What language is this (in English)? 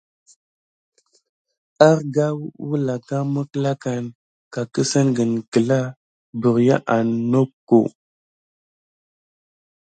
Gidar